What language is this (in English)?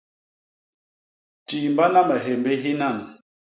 Basaa